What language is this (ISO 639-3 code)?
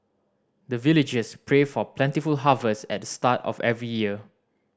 eng